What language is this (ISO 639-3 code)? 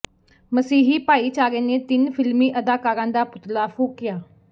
pan